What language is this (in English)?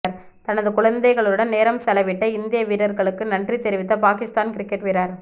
Tamil